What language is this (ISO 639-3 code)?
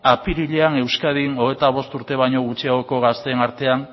eus